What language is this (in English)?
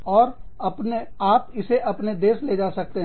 Hindi